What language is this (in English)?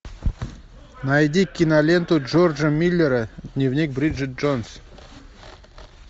Russian